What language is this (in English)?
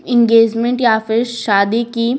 Hindi